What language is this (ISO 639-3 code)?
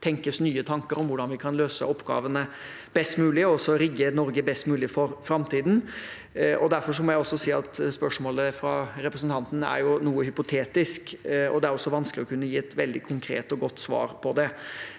nor